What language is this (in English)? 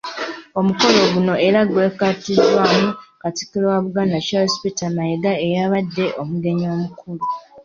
Ganda